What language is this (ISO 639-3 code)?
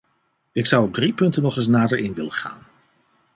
nld